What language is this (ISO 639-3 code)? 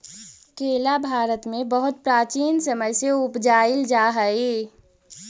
mag